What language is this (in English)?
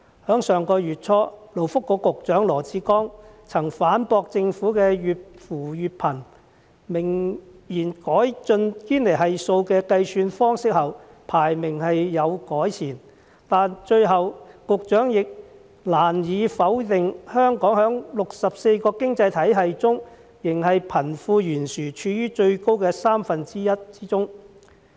Cantonese